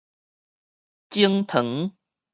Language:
Min Nan Chinese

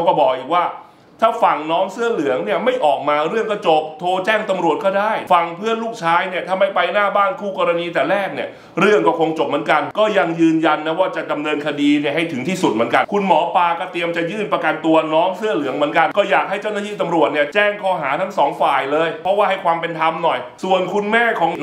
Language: Thai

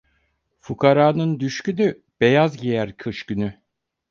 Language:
Turkish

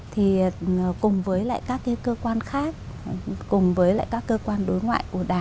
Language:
Vietnamese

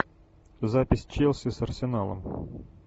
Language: Russian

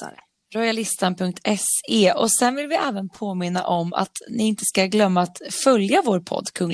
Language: Swedish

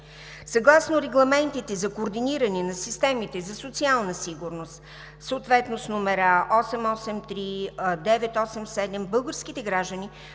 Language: Bulgarian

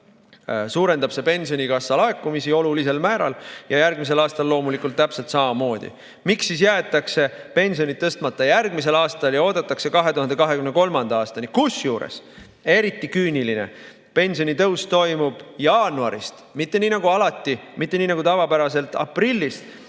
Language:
Estonian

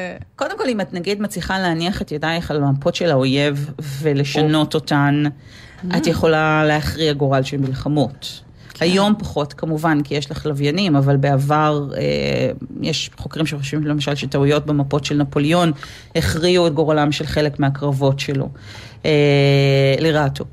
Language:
Hebrew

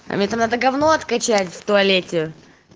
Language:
Russian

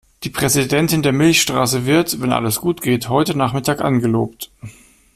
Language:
German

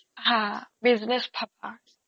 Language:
Assamese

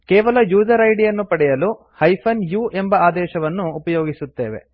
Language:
Kannada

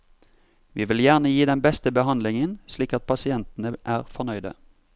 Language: Norwegian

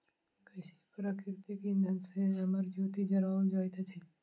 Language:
Maithili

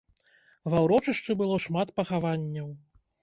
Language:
Belarusian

